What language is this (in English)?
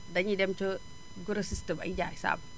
Wolof